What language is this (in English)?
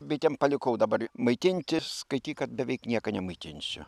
Lithuanian